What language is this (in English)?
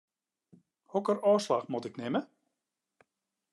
Western Frisian